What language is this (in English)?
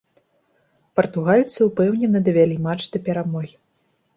Belarusian